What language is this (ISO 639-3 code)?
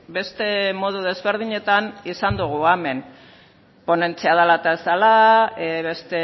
eus